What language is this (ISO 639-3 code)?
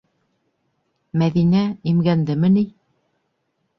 bak